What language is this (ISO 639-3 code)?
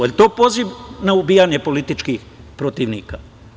srp